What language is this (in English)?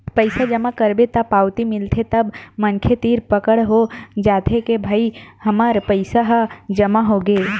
Chhattisgarhi